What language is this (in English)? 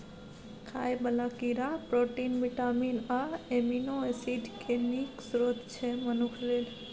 Maithili